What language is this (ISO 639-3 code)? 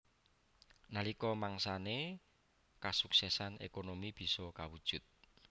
jav